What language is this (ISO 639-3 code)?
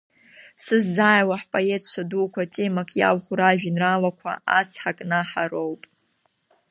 abk